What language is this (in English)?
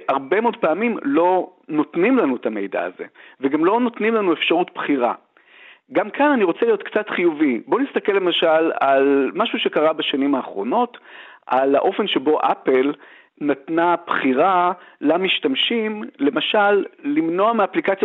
Hebrew